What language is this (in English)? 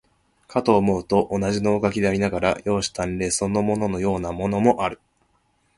Japanese